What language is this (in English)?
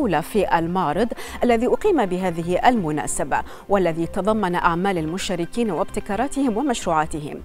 Arabic